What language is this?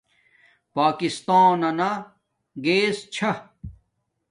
Domaaki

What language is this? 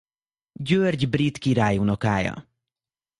Hungarian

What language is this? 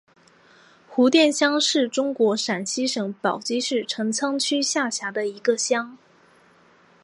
Chinese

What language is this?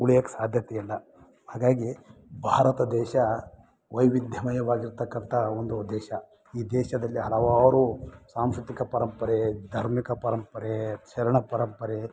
Kannada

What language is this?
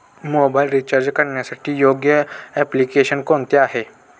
Marathi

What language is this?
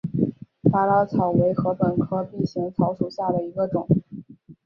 Chinese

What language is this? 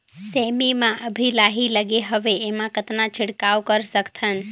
Chhattisgarhi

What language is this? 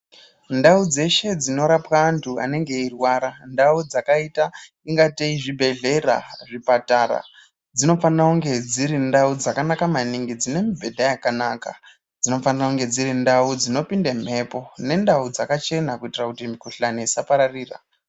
Ndau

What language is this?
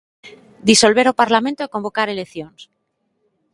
Galician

